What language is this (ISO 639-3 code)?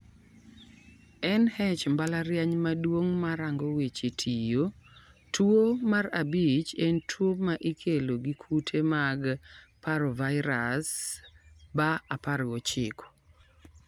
luo